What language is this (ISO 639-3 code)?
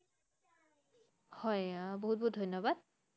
asm